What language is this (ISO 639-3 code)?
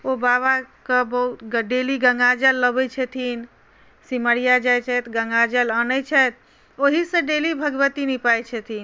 mai